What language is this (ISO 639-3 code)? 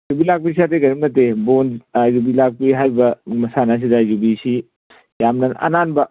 mni